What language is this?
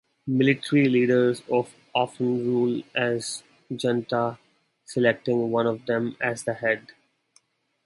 English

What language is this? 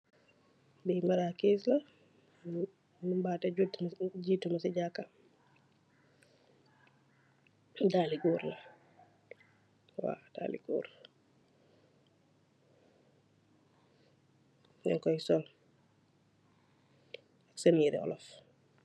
Wolof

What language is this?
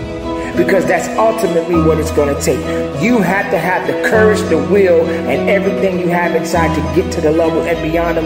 English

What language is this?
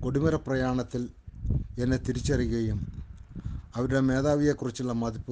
Malayalam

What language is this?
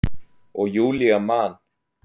Icelandic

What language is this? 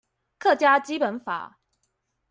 Chinese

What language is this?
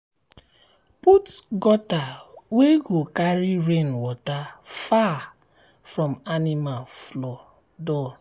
Nigerian Pidgin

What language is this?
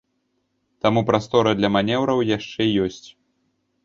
Belarusian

